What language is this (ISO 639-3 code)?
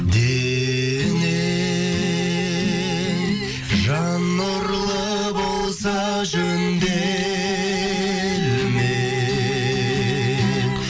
kaz